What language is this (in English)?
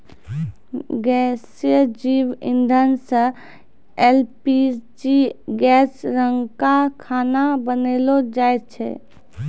Maithili